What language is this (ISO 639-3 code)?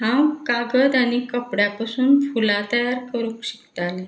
kok